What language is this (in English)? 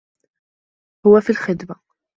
Arabic